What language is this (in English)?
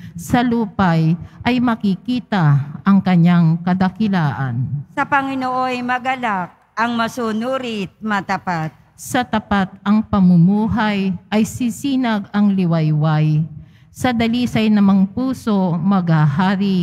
Filipino